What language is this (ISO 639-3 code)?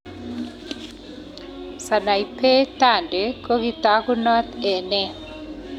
kln